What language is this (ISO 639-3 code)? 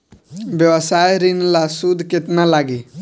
bho